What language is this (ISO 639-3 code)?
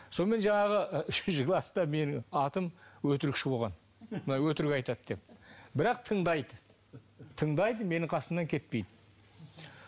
kaz